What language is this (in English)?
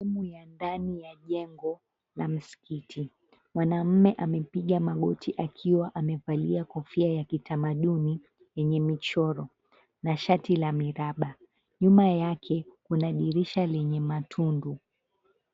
Swahili